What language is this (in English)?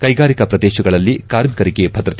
Kannada